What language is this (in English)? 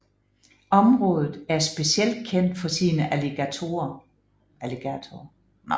Danish